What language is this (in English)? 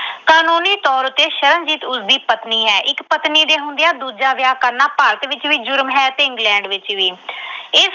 Punjabi